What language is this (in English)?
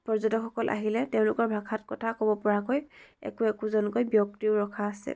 Assamese